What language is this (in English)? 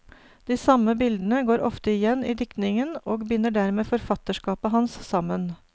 Norwegian